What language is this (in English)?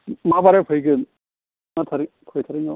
Bodo